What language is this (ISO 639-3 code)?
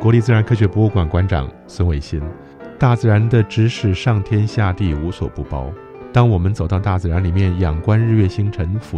zho